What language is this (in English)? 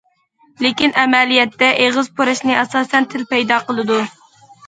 Uyghur